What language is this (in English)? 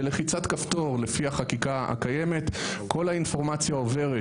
Hebrew